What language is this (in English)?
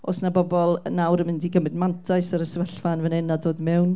Welsh